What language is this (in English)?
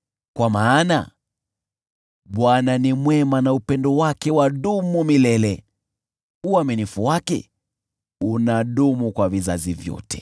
Swahili